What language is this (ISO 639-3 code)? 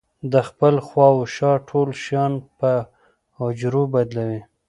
pus